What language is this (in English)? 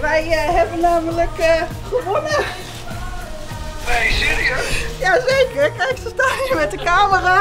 Dutch